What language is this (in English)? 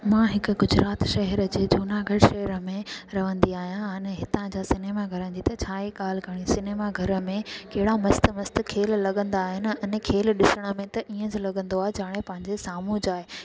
Sindhi